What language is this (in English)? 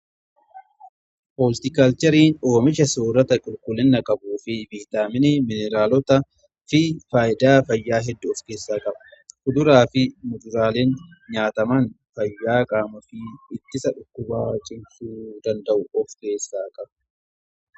Oromo